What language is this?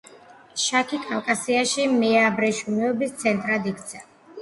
Georgian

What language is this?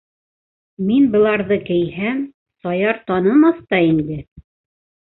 Bashkir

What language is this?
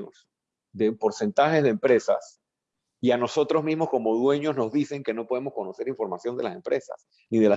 Spanish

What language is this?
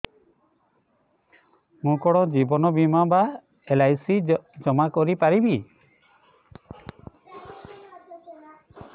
Odia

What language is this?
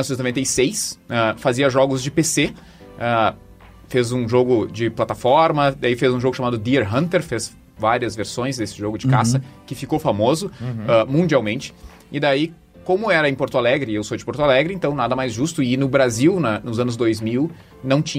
Portuguese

